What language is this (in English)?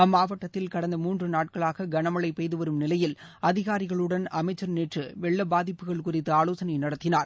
Tamil